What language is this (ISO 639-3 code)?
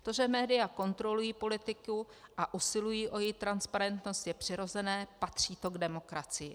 ces